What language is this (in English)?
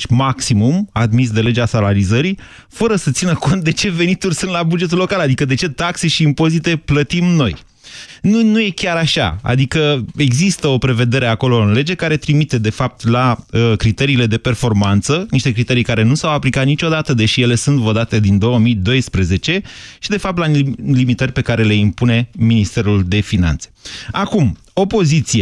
Romanian